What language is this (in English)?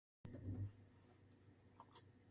Catalan